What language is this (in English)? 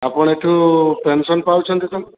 Odia